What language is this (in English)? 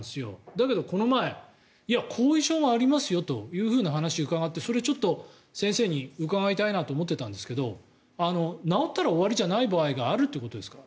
Japanese